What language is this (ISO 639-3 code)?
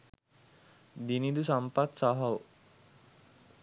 sin